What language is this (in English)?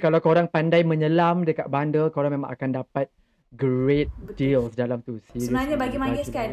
Malay